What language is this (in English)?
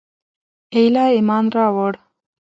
Pashto